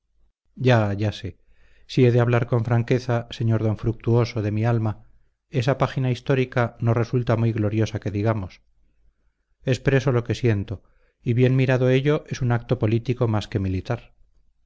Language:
Spanish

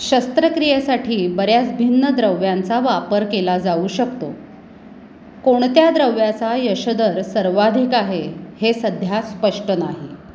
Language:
Marathi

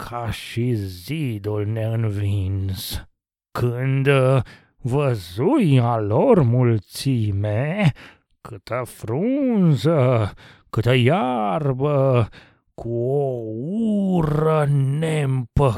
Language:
Romanian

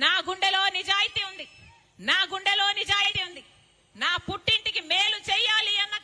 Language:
Telugu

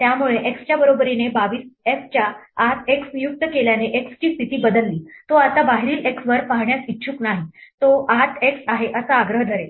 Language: Marathi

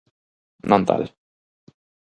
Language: Galician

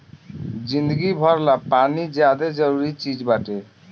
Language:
Bhojpuri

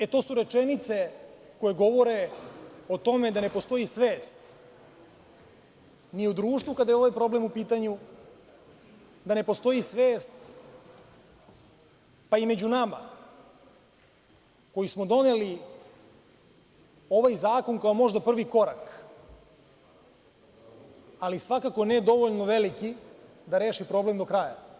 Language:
Serbian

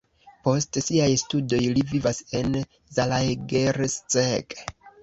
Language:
Esperanto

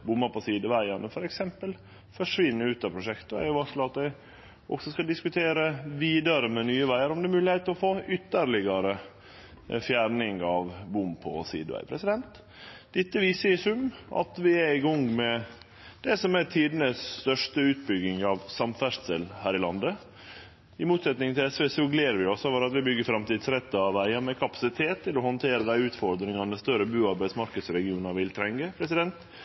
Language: Norwegian Nynorsk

